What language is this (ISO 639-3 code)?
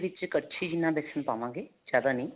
pan